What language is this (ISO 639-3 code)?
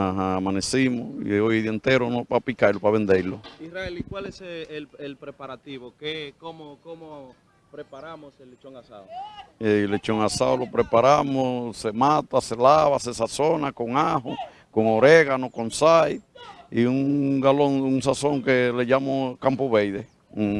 spa